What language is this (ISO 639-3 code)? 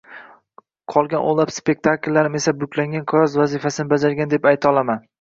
uzb